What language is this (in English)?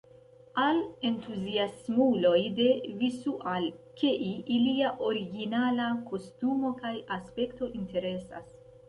Esperanto